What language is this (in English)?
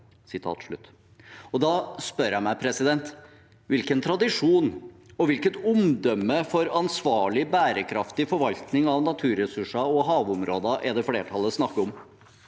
Norwegian